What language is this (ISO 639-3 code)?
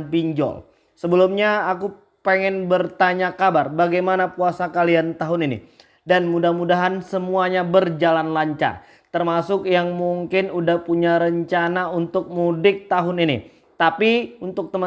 ind